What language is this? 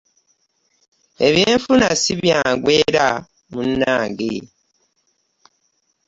Ganda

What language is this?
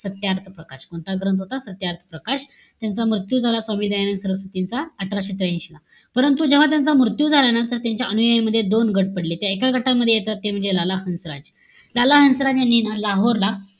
Marathi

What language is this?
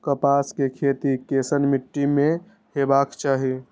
Maithili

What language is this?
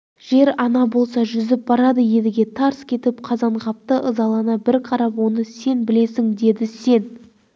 Kazakh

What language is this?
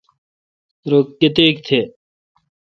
Kalkoti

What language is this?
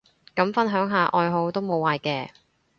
Cantonese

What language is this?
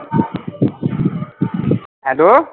Punjabi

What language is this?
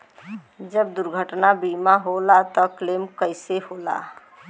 Bhojpuri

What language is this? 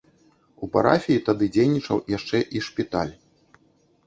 Belarusian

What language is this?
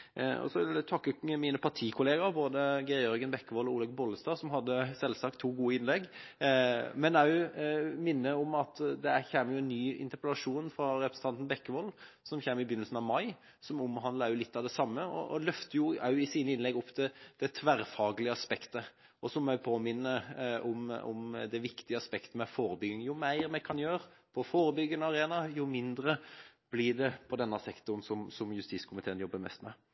Norwegian Bokmål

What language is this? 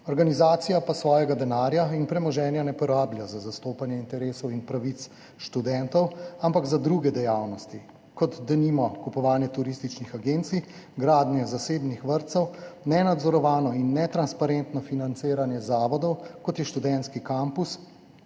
Slovenian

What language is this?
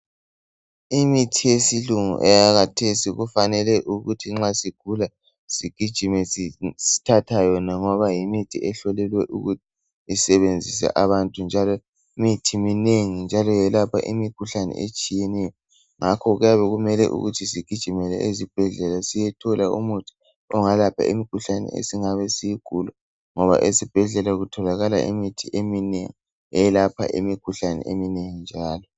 North Ndebele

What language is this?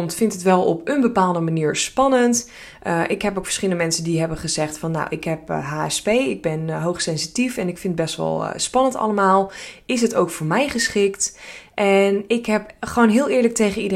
Dutch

